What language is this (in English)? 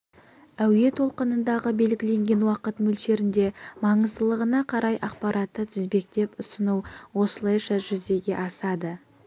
Kazakh